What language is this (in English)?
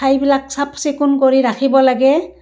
Assamese